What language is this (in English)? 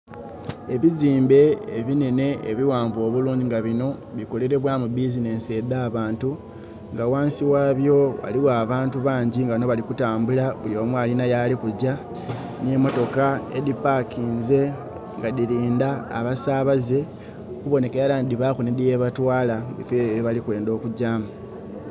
Soga